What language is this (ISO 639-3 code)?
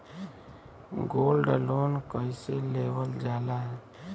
bho